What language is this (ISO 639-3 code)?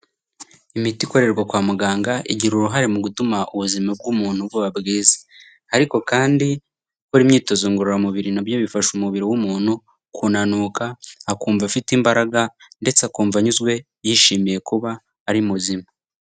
kin